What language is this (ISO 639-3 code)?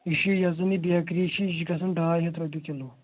kas